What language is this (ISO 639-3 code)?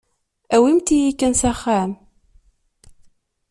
kab